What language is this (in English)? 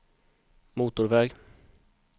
Swedish